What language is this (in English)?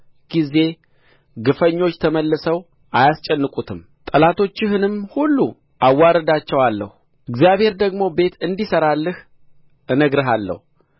Amharic